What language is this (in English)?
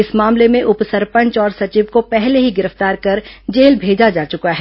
Hindi